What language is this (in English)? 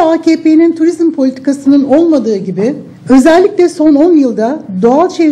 Turkish